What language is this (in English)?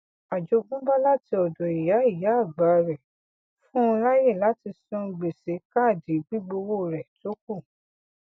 Yoruba